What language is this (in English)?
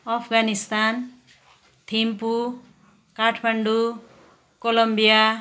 Nepali